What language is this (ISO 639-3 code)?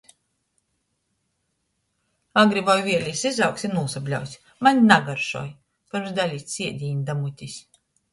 ltg